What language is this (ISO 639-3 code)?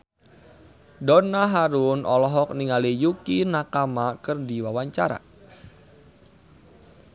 sun